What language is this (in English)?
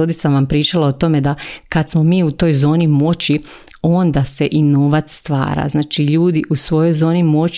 Croatian